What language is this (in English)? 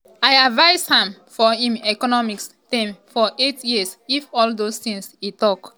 Nigerian Pidgin